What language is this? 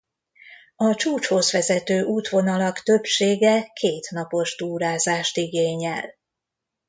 Hungarian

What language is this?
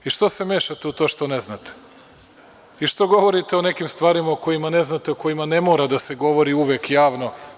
Serbian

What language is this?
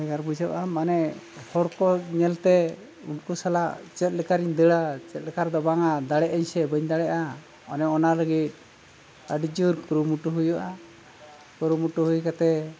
Santali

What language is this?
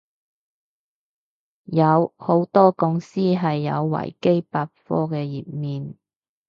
Cantonese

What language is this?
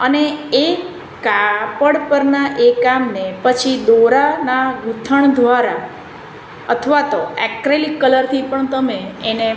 Gujarati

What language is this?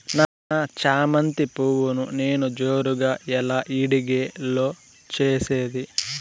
Telugu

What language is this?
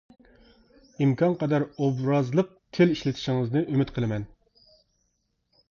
Uyghur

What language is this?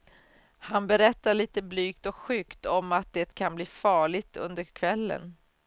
Swedish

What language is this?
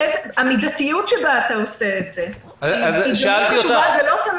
Hebrew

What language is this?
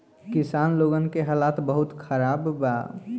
Bhojpuri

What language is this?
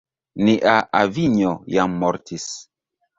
Esperanto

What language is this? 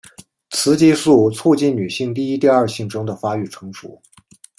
Chinese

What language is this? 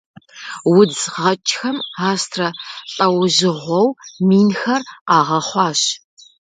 Kabardian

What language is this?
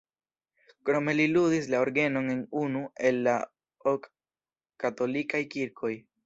Esperanto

